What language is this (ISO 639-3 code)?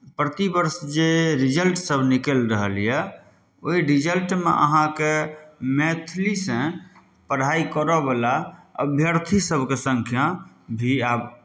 mai